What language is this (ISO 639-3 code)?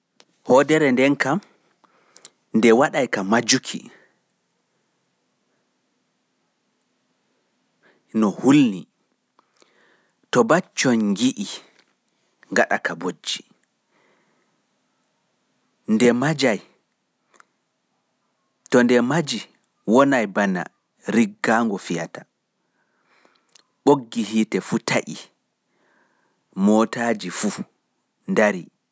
ful